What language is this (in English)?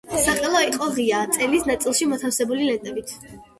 Georgian